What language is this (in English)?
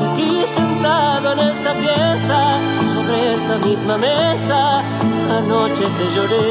Spanish